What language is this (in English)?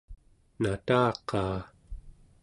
Central Yupik